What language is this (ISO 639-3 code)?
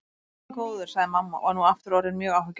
isl